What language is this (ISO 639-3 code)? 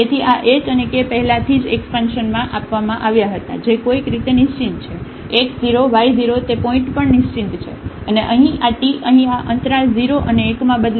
guj